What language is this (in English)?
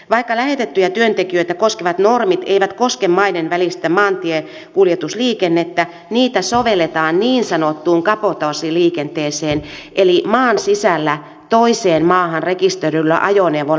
Finnish